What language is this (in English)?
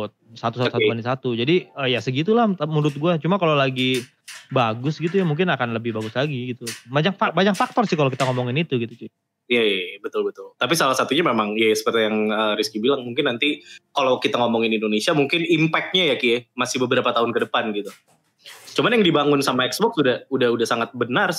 Indonesian